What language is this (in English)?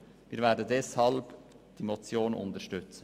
Swiss German